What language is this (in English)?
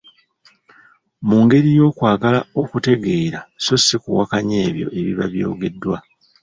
Ganda